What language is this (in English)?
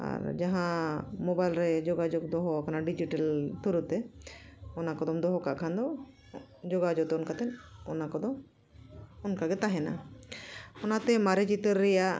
Santali